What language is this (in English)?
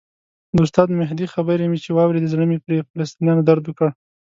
Pashto